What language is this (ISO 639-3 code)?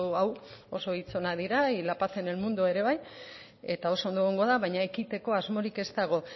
eus